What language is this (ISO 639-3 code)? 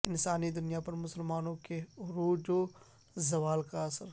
urd